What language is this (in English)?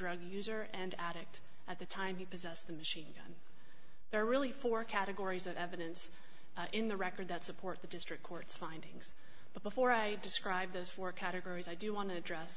English